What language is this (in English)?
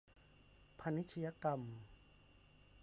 Thai